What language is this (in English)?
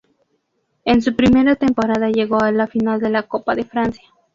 Spanish